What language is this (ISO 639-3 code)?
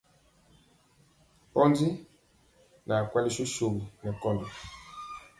mcx